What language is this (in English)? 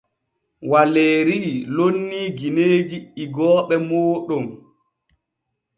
Borgu Fulfulde